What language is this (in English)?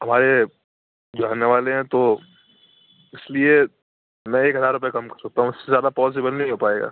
Urdu